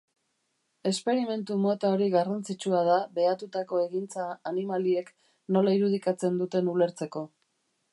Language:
Basque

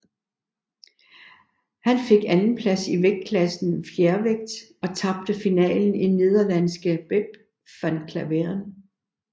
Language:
Danish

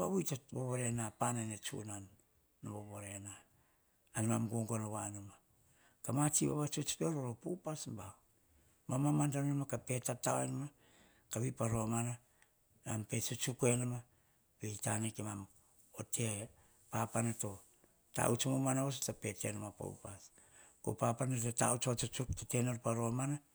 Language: Hahon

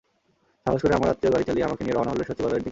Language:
Bangla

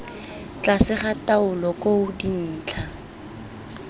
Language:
Tswana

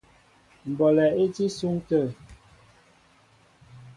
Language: Mbo (Cameroon)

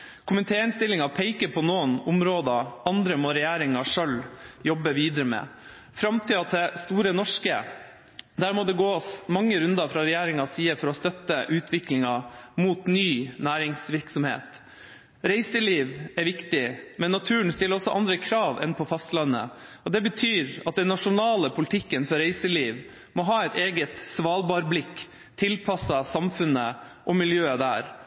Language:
Norwegian Bokmål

